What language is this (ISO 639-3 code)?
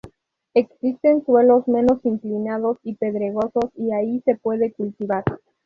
spa